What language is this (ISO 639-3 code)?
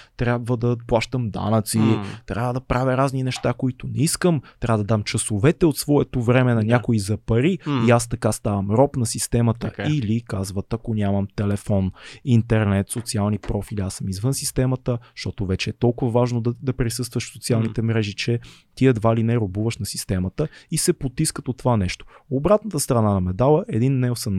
bul